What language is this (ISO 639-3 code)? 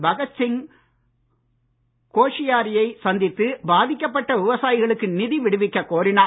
tam